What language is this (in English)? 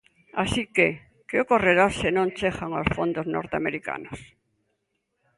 Galician